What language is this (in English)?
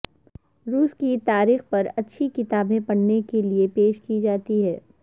Urdu